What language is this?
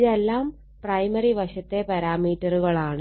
Malayalam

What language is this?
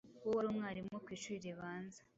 Kinyarwanda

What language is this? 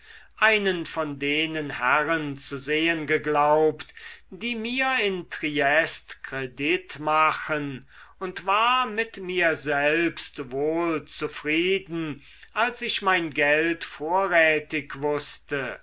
German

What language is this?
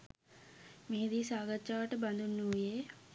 Sinhala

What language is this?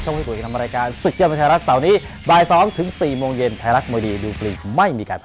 Thai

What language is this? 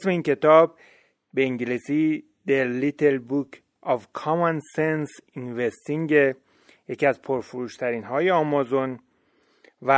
Persian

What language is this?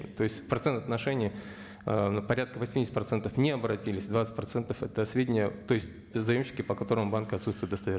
Kazakh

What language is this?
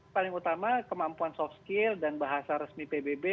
Indonesian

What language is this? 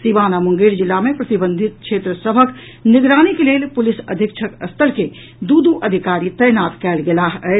Maithili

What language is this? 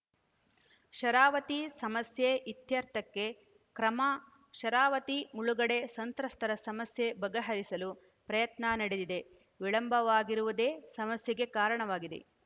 Kannada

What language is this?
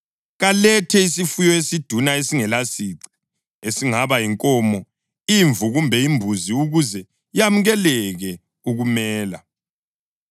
North Ndebele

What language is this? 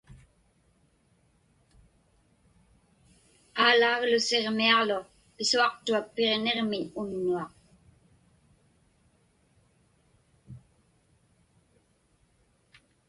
Inupiaq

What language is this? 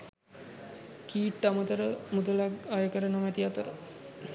Sinhala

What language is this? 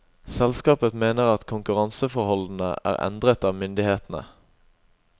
Norwegian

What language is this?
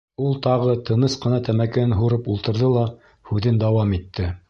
Bashkir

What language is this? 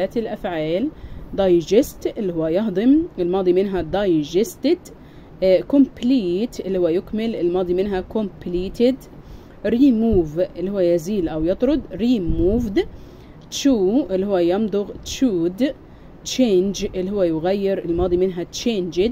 Arabic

